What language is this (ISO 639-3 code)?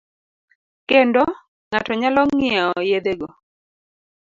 luo